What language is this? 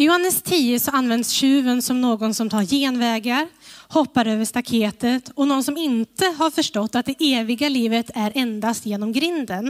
Swedish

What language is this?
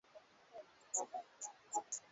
Swahili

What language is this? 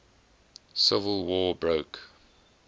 English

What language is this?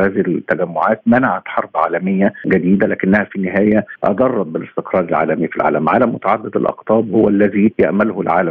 Arabic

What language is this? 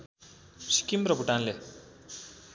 Nepali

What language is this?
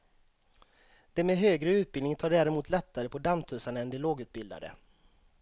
Swedish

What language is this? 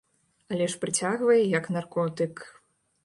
Belarusian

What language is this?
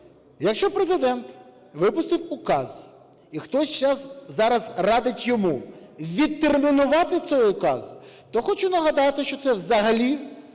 Ukrainian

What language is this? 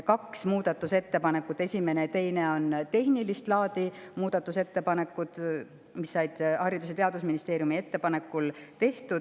Estonian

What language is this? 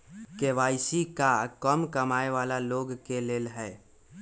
Magahi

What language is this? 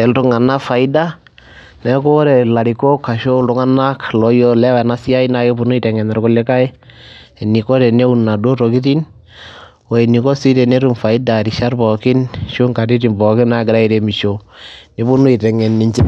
Masai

